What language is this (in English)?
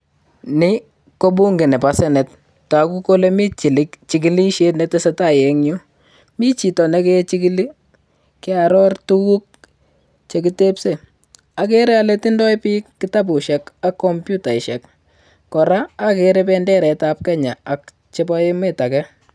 Kalenjin